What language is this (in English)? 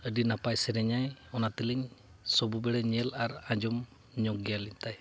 Santali